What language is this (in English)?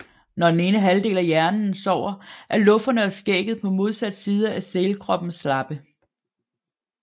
Danish